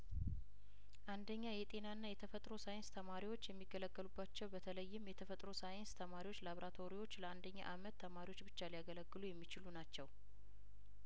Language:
Amharic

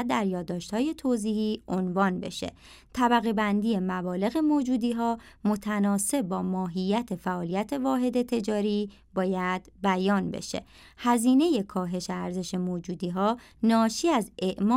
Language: Persian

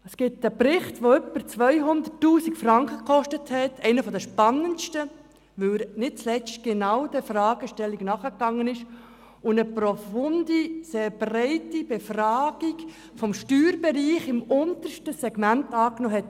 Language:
Swiss German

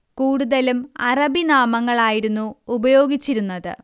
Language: Malayalam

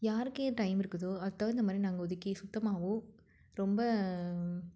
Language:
Tamil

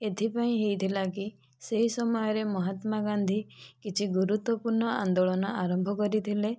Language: Odia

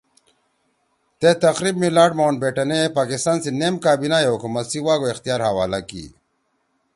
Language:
Torwali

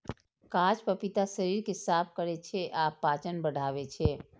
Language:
Maithili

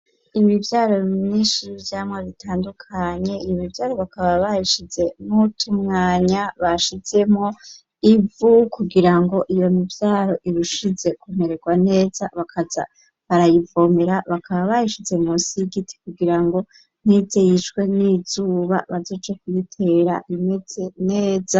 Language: Rundi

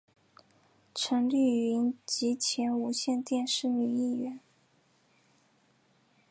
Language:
Chinese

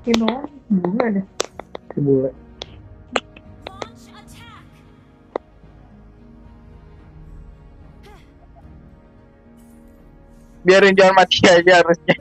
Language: Indonesian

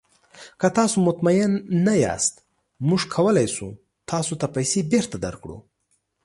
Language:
Pashto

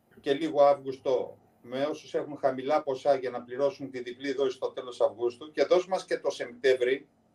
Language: Greek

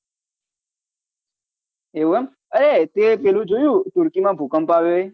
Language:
Gujarati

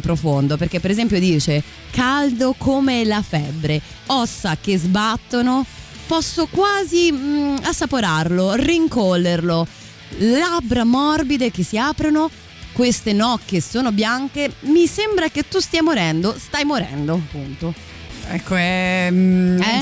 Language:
Italian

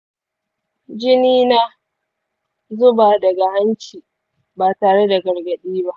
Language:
Hausa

